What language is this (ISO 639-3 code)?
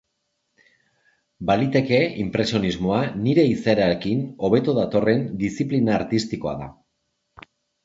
eus